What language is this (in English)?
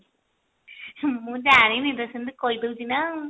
Odia